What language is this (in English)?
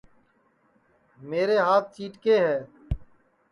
Sansi